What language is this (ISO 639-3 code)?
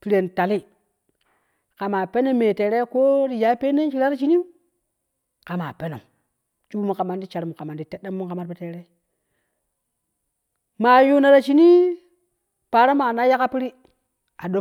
kuh